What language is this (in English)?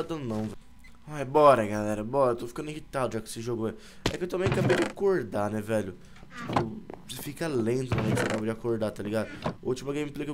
Portuguese